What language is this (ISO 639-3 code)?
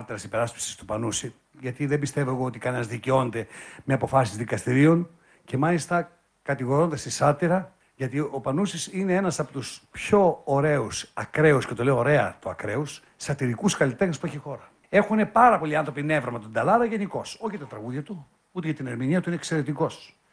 ell